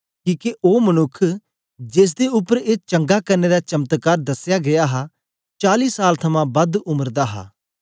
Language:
Dogri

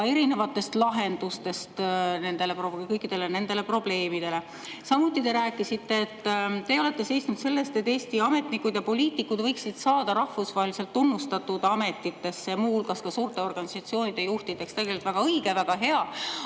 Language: Estonian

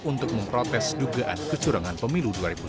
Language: Indonesian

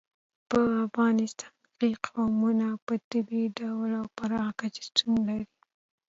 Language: Pashto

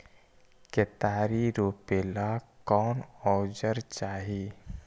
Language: Magahi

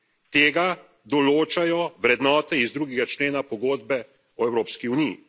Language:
Slovenian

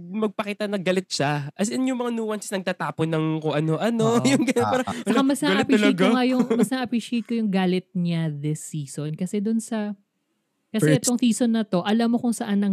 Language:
Filipino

